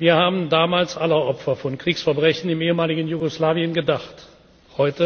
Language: German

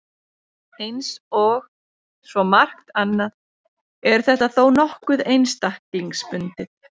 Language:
Icelandic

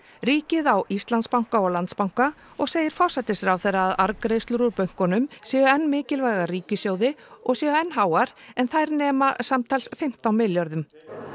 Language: Icelandic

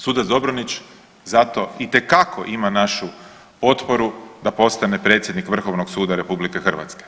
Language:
Croatian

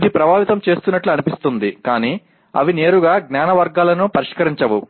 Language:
Telugu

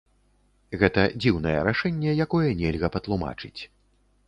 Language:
Belarusian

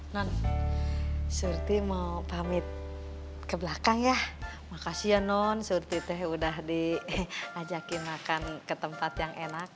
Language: Indonesian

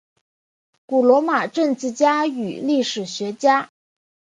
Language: Chinese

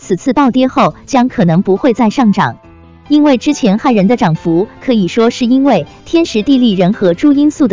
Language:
Chinese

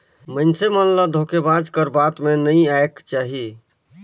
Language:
Chhattisgarhi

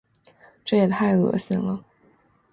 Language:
Chinese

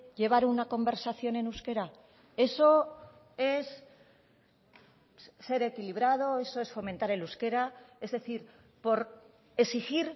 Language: Spanish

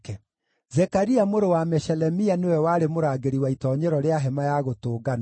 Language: Kikuyu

